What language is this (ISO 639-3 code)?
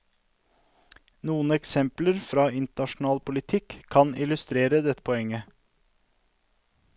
nor